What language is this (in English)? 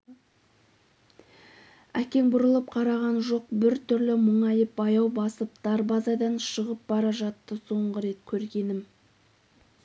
Kazakh